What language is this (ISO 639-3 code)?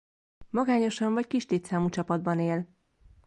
hun